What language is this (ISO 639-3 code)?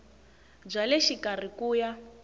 tso